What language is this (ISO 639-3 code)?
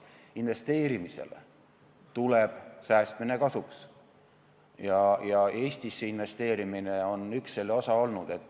est